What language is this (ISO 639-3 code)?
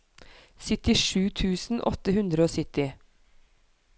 nor